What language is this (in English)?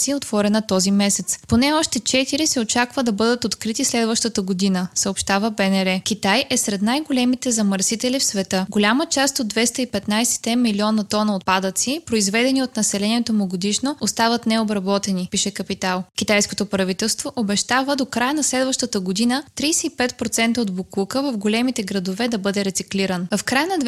Bulgarian